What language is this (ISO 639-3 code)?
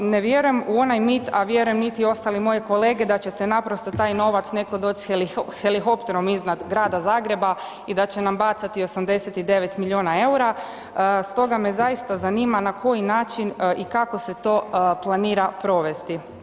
hrv